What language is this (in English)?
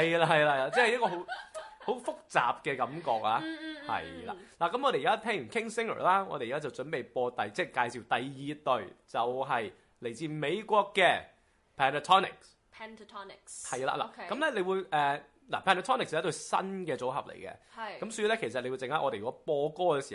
Chinese